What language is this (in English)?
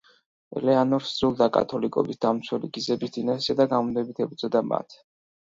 Georgian